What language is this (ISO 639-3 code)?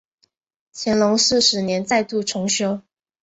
zho